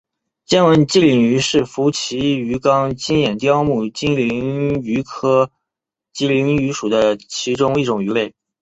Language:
Chinese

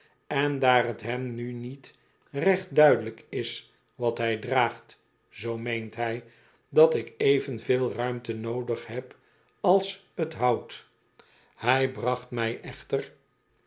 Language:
Dutch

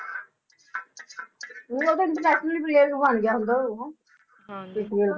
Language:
Punjabi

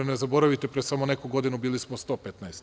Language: Serbian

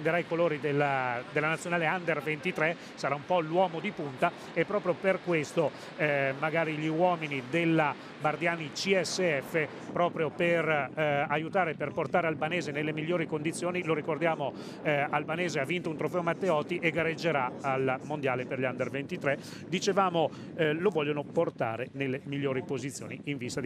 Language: Italian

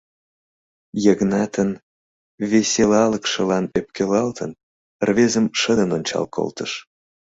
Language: Mari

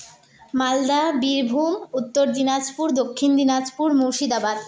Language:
Santali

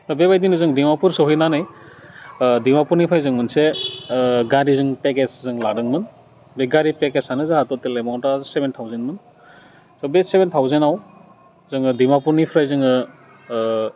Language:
Bodo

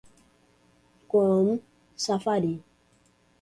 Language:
Portuguese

